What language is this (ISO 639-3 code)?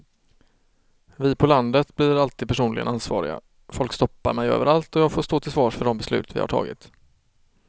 swe